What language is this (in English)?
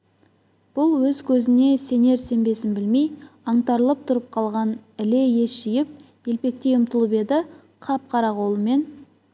Kazakh